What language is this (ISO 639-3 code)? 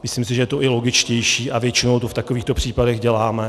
ces